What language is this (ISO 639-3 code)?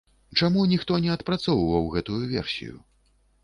bel